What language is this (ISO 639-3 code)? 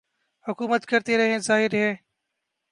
urd